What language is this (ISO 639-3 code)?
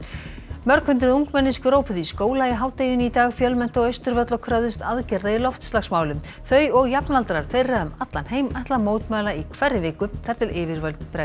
isl